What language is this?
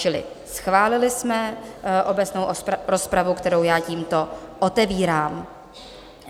Czech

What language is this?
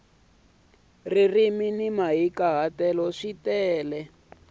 Tsonga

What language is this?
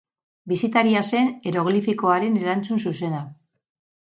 Basque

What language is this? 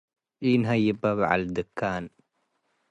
Tigre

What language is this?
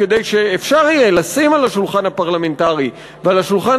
Hebrew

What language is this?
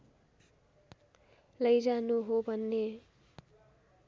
Nepali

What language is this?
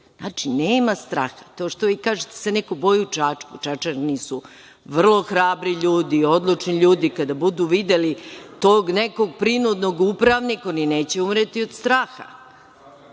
Serbian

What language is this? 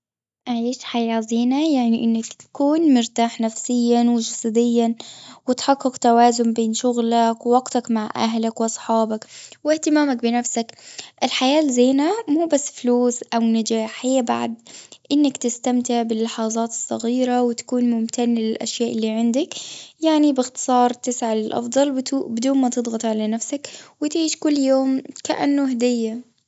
Gulf Arabic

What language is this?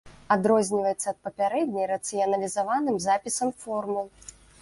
Belarusian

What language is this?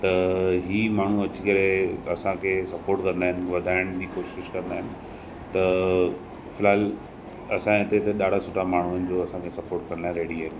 Sindhi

